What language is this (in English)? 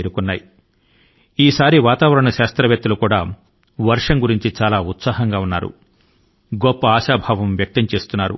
Telugu